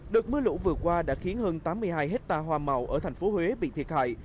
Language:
Vietnamese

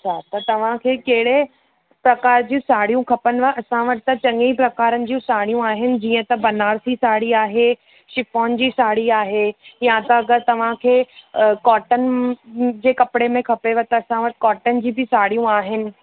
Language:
Sindhi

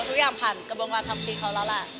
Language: Thai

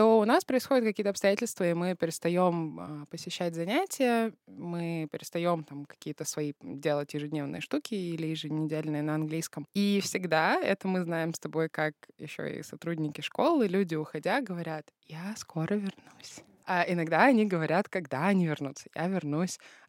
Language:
Russian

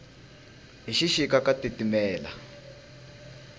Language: Tsonga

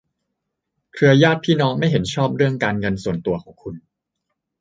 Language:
Thai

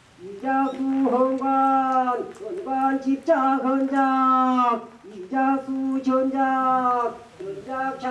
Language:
Korean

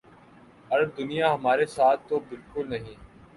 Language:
Urdu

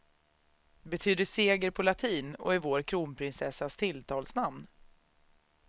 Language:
Swedish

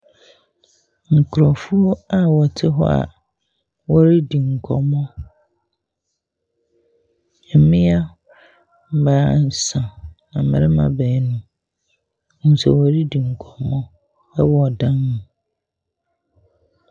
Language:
Akan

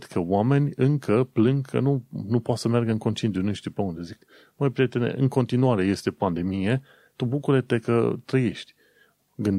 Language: Romanian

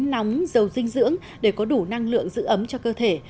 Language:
Vietnamese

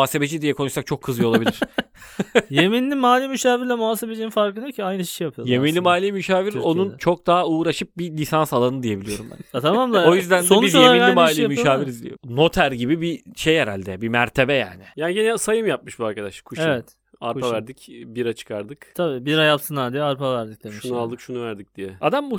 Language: Turkish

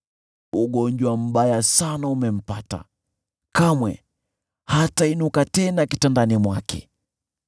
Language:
Swahili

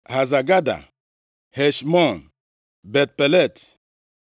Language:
Igbo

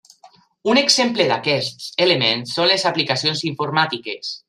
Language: Catalan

